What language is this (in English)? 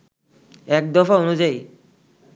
Bangla